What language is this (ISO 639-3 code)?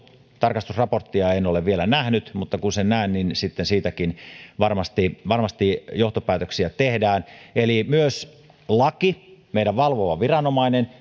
fin